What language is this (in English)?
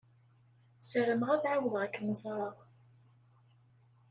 Kabyle